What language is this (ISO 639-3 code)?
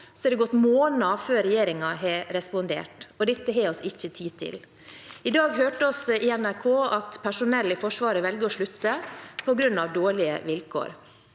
nor